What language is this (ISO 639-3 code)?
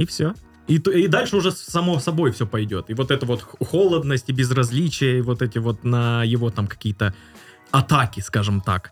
rus